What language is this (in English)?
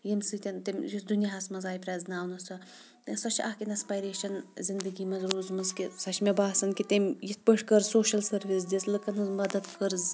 Kashmiri